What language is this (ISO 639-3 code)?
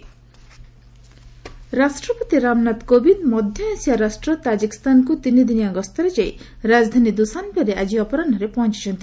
ori